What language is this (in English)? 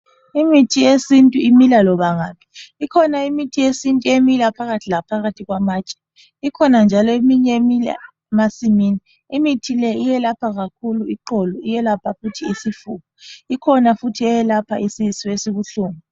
North Ndebele